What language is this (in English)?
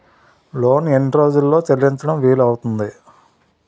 Telugu